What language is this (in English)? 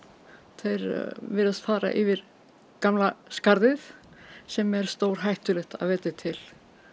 Icelandic